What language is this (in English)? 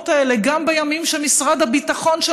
Hebrew